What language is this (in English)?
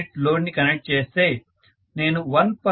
Telugu